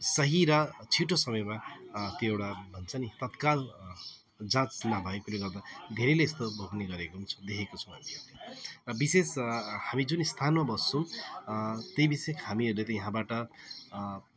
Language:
Nepali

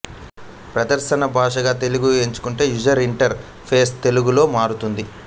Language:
Telugu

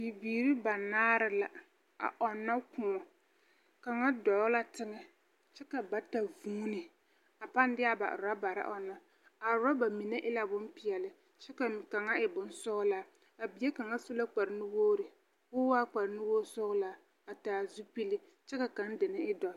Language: Southern Dagaare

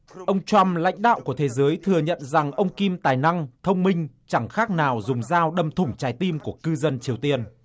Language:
Vietnamese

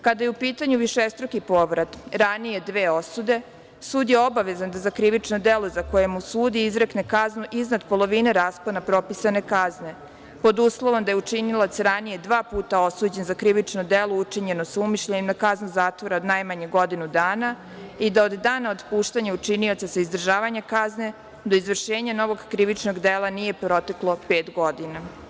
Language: Serbian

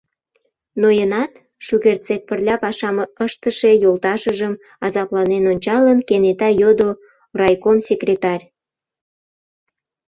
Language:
Mari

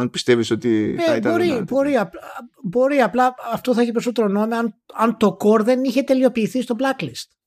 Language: Greek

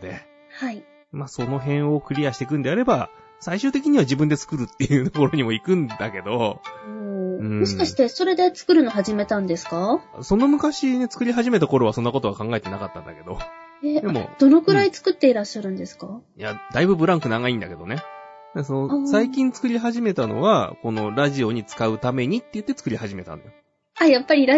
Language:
Japanese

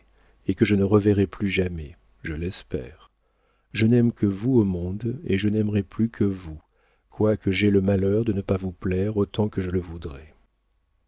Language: French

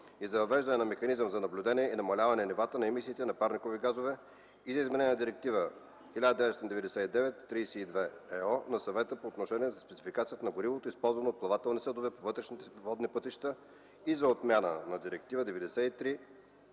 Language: Bulgarian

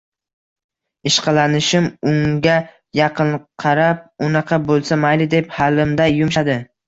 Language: Uzbek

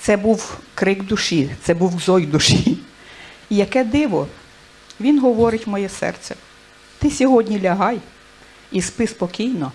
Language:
Ukrainian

